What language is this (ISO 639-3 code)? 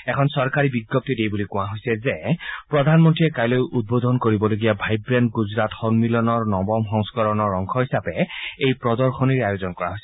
asm